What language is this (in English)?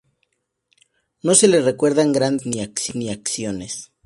Spanish